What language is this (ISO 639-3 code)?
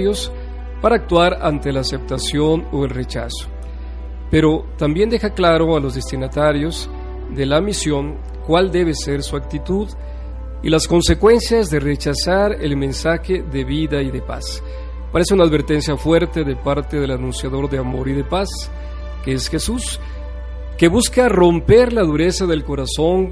spa